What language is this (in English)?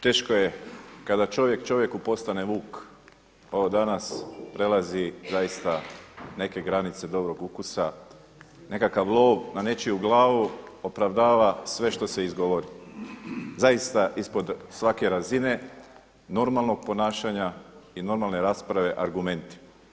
Croatian